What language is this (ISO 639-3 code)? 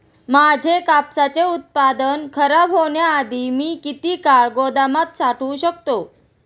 mar